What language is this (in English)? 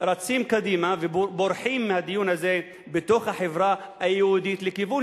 Hebrew